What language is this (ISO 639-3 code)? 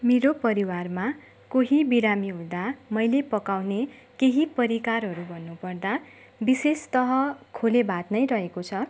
nep